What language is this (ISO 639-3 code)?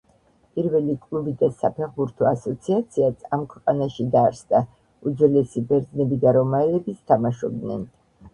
kat